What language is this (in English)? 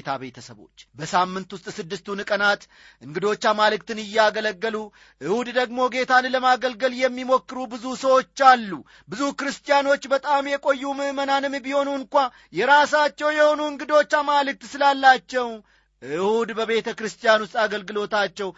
Amharic